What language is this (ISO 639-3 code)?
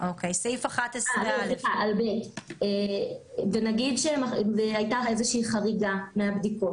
heb